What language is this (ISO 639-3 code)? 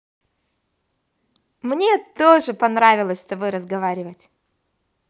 rus